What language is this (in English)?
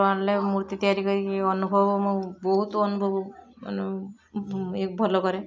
Odia